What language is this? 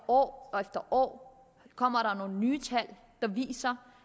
Danish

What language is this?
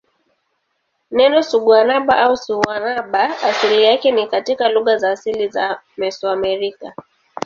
Swahili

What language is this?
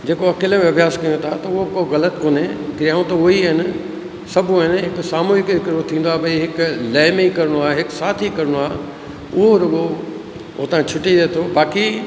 Sindhi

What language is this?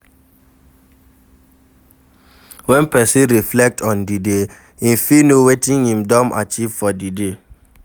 Nigerian Pidgin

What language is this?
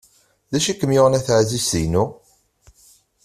Kabyle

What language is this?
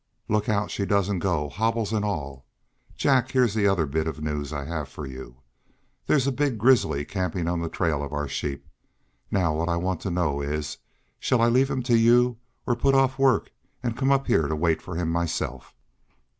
English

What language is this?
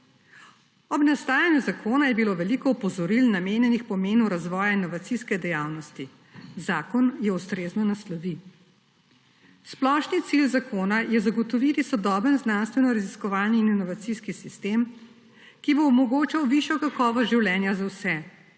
Slovenian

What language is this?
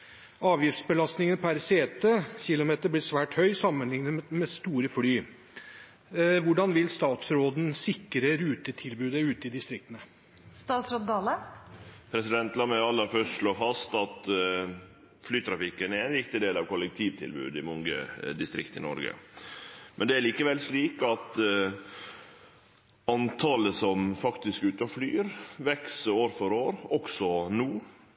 Norwegian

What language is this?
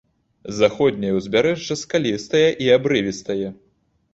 Belarusian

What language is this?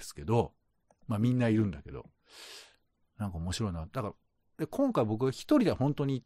Japanese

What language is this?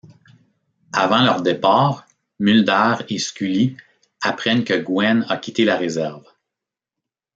French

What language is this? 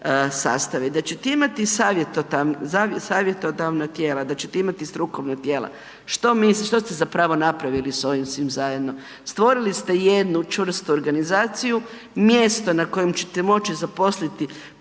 Croatian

